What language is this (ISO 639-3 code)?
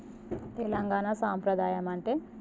tel